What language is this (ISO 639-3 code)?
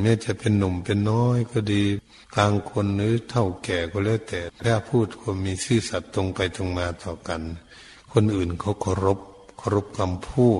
tha